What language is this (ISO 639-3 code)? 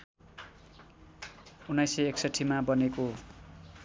nep